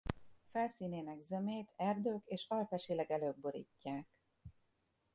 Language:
Hungarian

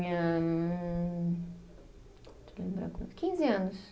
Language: Portuguese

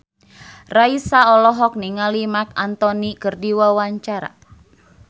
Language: Sundanese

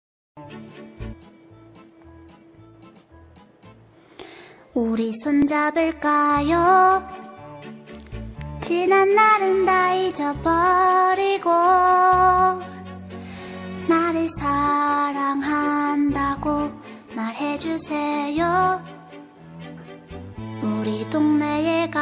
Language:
Korean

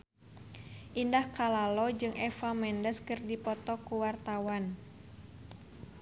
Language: Sundanese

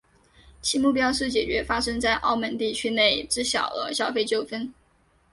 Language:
Chinese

